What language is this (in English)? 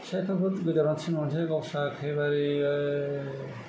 Bodo